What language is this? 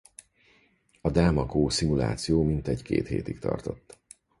Hungarian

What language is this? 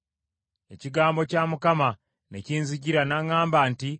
Ganda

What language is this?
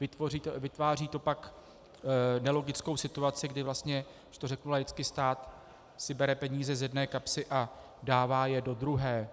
Czech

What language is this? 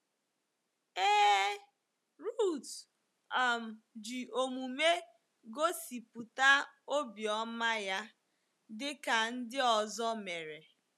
Igbo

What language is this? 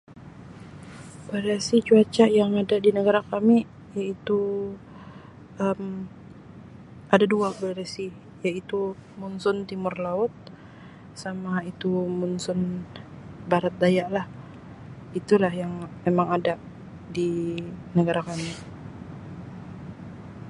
Sabah Malay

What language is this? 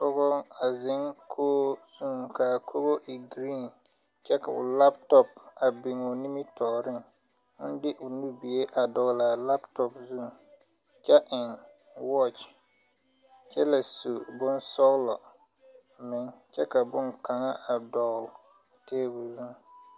Southern Dagaare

